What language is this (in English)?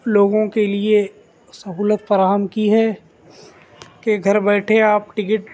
Urdu